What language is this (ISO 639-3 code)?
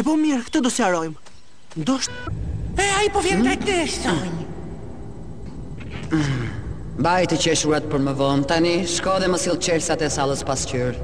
ron